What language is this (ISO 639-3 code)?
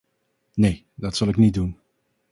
nld